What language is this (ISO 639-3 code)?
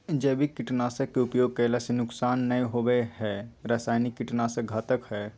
mag